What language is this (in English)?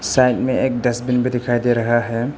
Hindi